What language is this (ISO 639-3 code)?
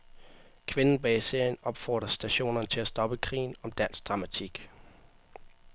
dan